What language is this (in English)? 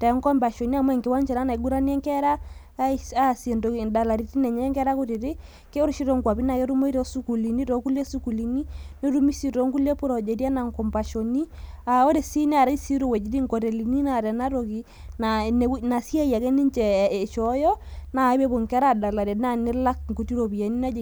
Masai